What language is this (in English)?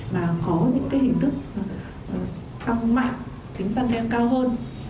Vietnamese